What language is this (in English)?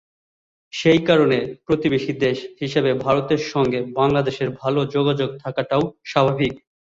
Bangla